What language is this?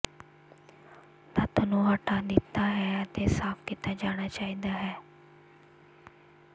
Punjabi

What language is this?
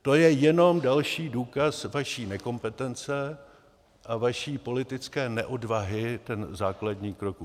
Czech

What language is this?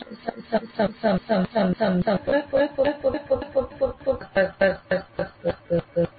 Gujarati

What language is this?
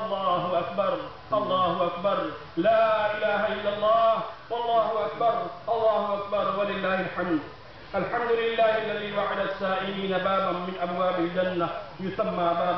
Arabic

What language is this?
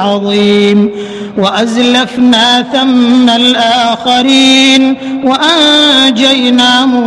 Arabic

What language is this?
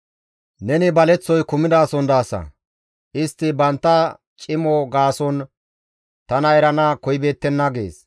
Gamo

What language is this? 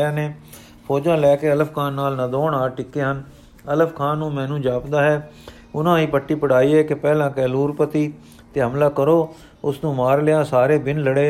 Punjabi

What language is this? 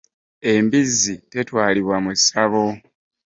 Ganda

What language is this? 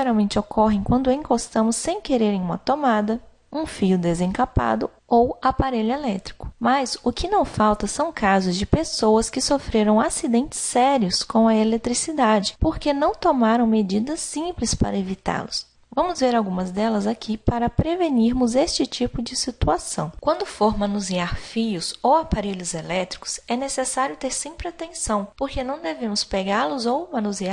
Portuguese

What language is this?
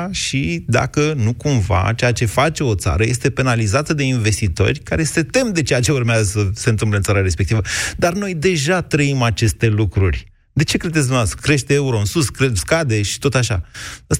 Romanian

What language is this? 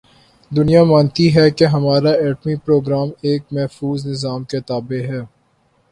Urdu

